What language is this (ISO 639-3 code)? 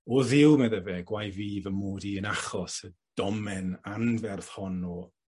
cym